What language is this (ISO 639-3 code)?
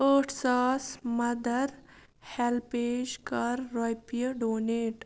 kas